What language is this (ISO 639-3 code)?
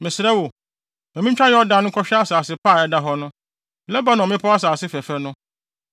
aka